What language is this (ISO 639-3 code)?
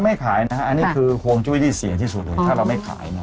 tha